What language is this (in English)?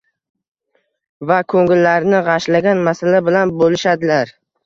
Uzbek